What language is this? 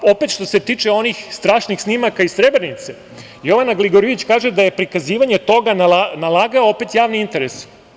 Serbian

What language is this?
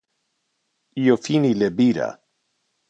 Interlingua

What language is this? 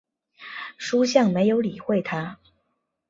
Chinese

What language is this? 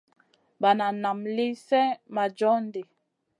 Masana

